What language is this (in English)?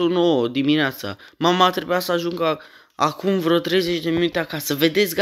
Romanian